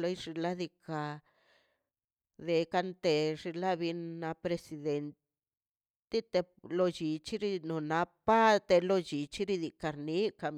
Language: Mazaltepec Zapotec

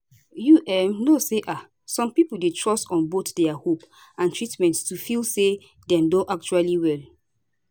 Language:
Nigerian Pidgin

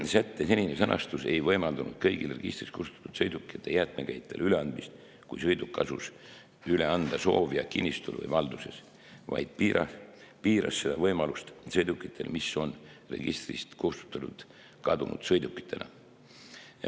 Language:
Estonian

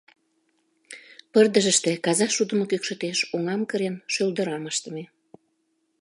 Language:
Mari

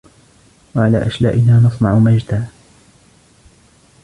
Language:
Arabic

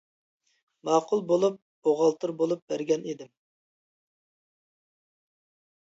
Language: Uyghur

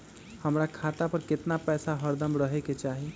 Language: Magahi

